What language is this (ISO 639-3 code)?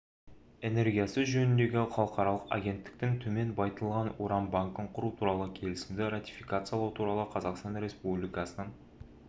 kaz